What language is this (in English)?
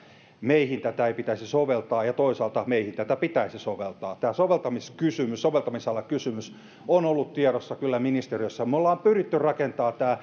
Finnish